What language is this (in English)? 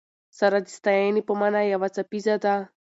Pashto